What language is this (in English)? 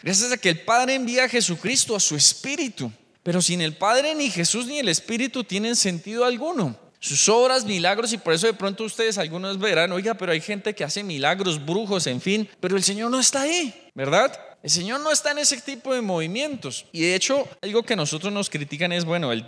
Spanish